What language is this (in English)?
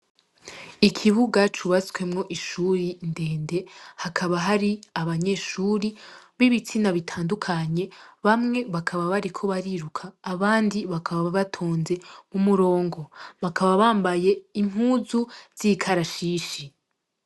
Rundi